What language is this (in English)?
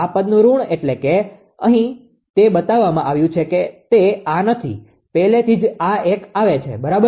Gujarati